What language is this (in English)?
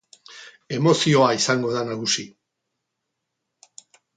Basque